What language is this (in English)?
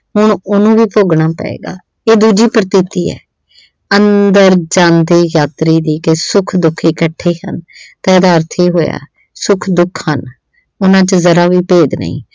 Punjabi